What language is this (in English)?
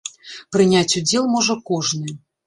Belarusian